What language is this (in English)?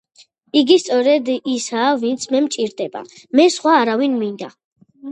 Georgian